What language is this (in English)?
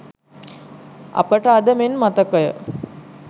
Sinhala